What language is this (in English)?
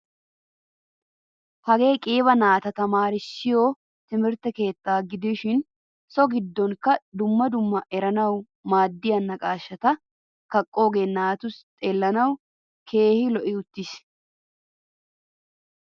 Wolaytta